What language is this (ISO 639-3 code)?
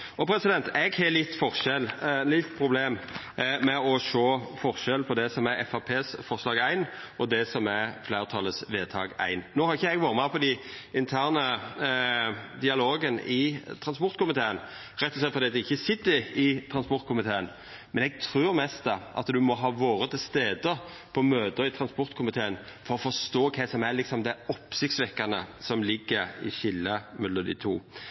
nno